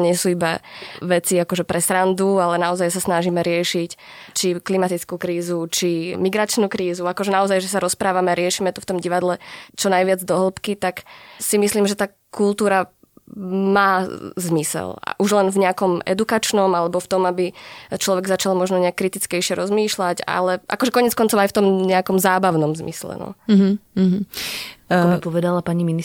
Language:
Slovak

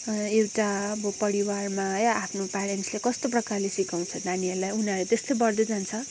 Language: Nepali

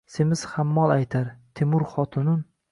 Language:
Uzbek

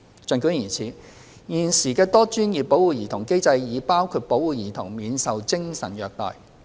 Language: Cantonese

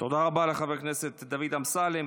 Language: Hebrew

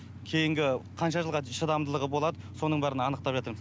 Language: Kazakh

